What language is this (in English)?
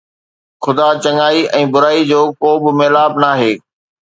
Sindhi